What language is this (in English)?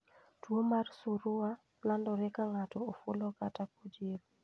Luo (Kenya and Tanzania)